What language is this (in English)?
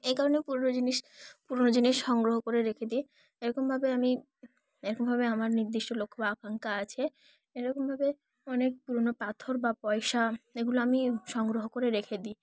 Bangla